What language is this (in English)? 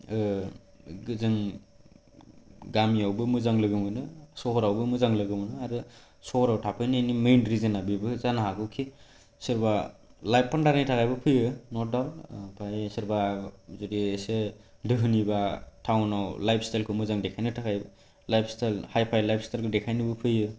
Bodo